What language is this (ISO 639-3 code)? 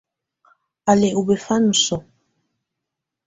tvu